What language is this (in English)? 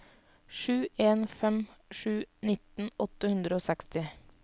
Norwegian